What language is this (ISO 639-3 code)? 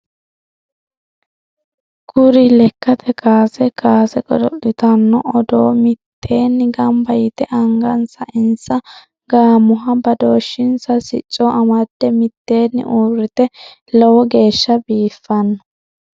sid